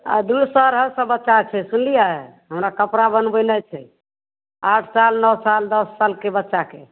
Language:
Maithili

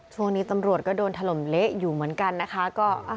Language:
Thai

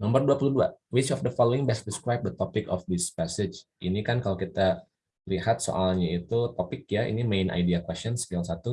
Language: Indonesian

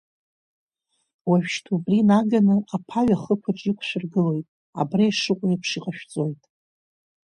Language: Abkhazian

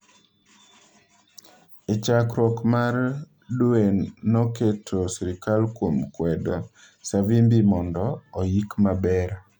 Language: Luo (Kenya and Tanzania)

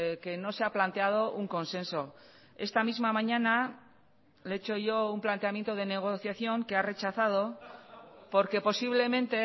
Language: Spanish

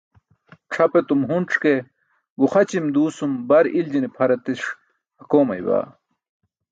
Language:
Burushaski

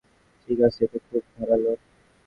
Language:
Bangla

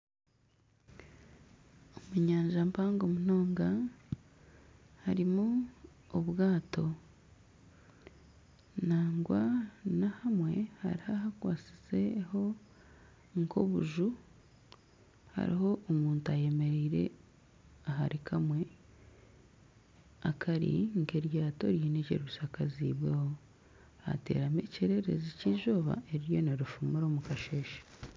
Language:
Nyankole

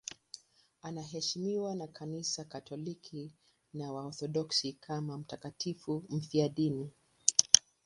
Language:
Swahili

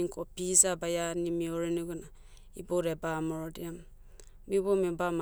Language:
Motu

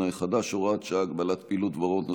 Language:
Hebrew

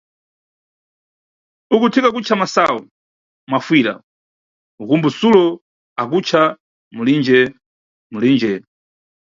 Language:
Nyungwe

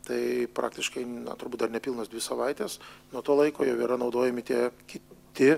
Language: Lithuanian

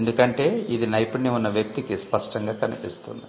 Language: Telugu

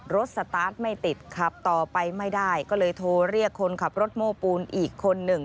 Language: Thai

